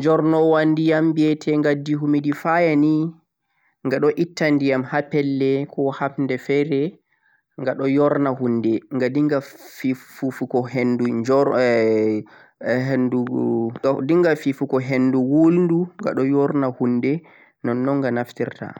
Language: Central-Eastern Niger Fulfulde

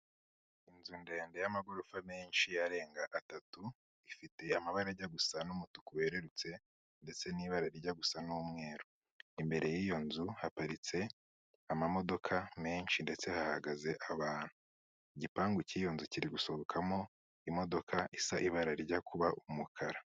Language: Kinyarwanda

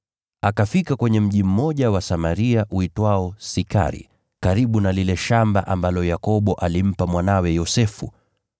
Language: Swahili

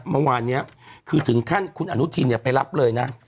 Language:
Thai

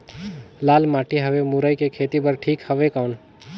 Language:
Chhattisgarhi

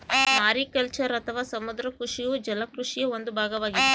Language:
Kannada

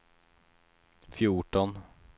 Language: Swedish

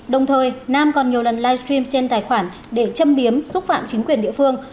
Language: Vietnamese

